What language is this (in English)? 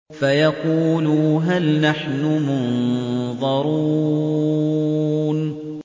Arabic